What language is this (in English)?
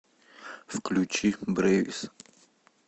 Russian